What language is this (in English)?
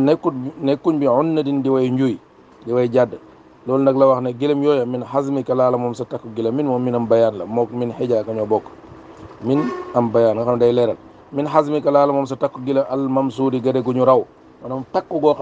Arabic